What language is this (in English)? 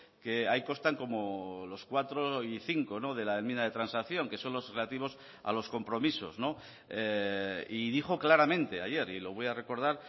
Spanish